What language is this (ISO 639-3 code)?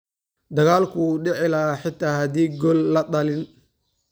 som